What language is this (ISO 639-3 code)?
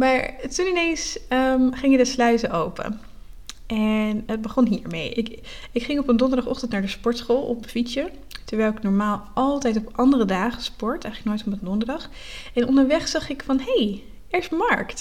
nld